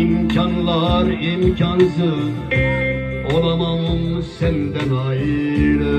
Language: Turkish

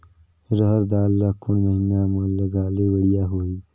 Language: Chhattisgarhi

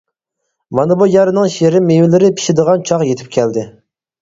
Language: Uyghur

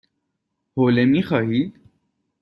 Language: Persian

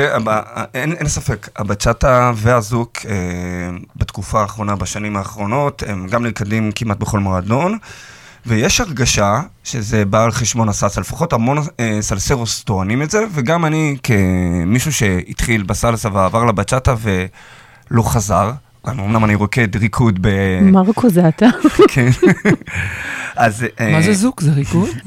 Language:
Hebrew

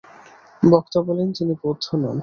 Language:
Bangla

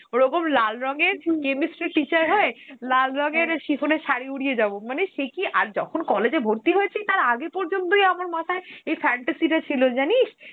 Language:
Bangla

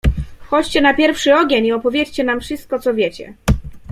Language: Polish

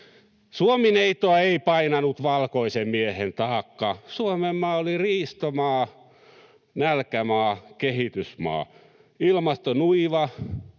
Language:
Finnish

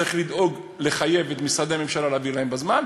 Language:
Hebrew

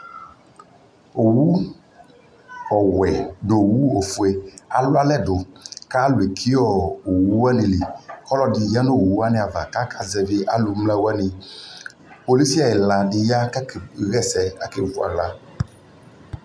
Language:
Ikposo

